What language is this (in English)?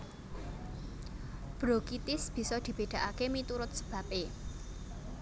Javanese